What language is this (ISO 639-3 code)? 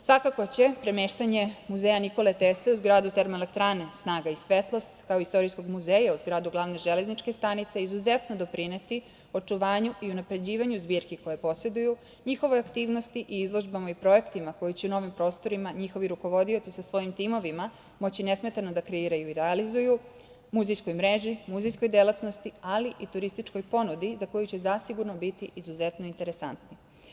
srp